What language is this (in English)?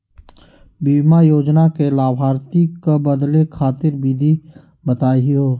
Magahi